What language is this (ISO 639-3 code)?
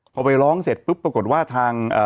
tha